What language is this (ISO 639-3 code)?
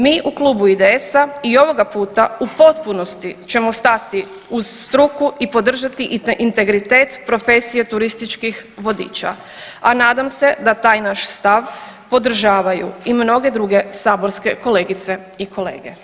hrv